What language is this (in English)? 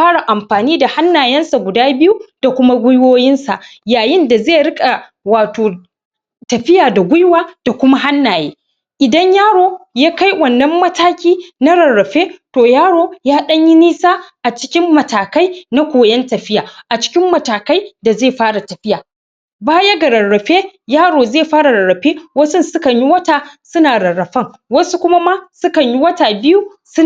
Hausa